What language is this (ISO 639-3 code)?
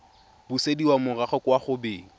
tsn